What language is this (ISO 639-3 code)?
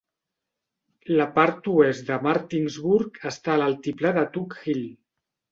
cat